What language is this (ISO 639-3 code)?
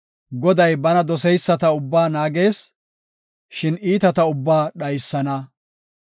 gof